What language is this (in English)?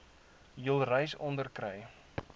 Afrikaans